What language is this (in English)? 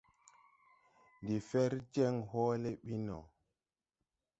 Tupuri